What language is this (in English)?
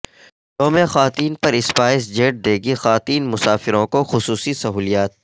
Urdu